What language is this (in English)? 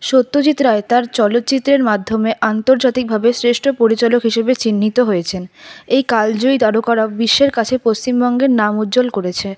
Bangla